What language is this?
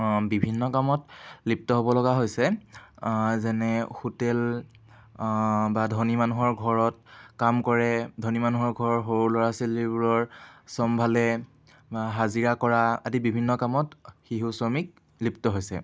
Assamese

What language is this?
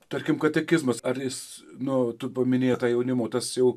Lithuanian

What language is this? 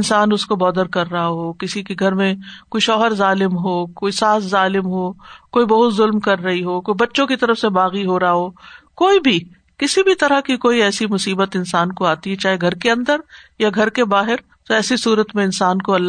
Urdu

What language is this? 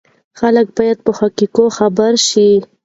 Pashto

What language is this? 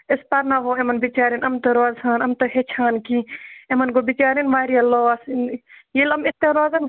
Kashmiri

